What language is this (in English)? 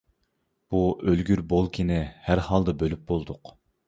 Uyghur